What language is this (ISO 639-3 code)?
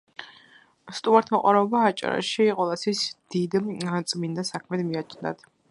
kat